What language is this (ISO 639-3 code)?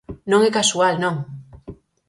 glg